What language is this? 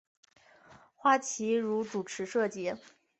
Chinese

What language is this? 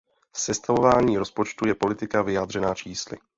Czech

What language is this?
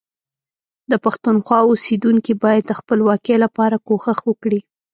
Pashto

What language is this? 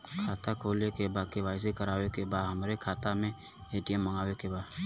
Bhojpuri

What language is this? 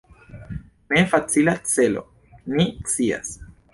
Esperanto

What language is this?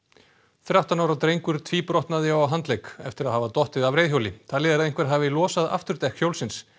Icelandic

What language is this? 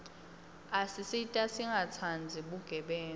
Swati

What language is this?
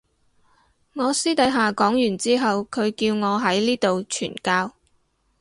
Cantonese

